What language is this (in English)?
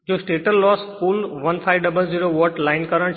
Gujarati